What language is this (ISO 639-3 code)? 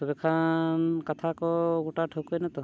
sat